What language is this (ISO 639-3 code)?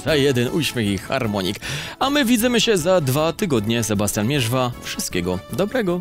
pol